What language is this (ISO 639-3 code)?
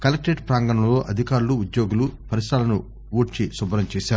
tel